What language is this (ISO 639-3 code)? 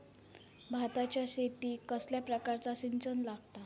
mar